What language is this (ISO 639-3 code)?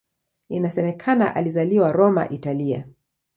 swa